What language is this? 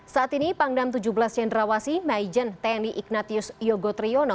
Indonesian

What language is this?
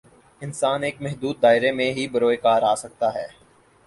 Urdu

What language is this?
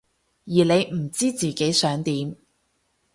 Cantonese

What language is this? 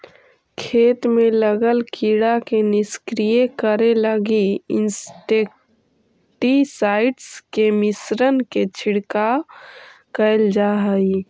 Magahi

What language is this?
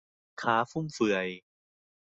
Thai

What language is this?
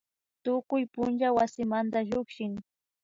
Imbabura Highland Quichua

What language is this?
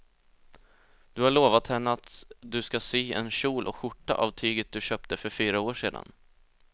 Swedish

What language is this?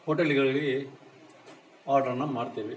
Kannada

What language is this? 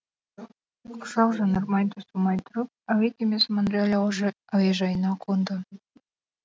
Kazakh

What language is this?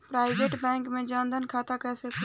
Bhojpuri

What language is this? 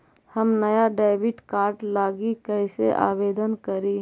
Magahi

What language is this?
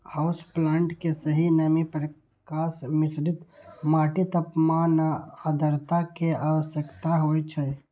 Maithili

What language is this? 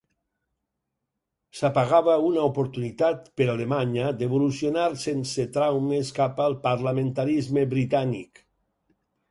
Catalan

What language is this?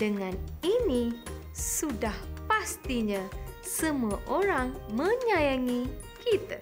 Malay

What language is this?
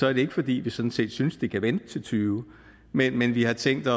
Danish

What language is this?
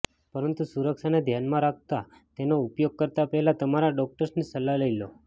Gujarati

